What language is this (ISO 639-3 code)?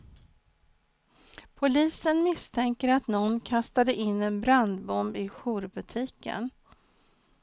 swe